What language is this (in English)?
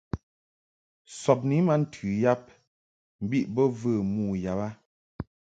Mungaka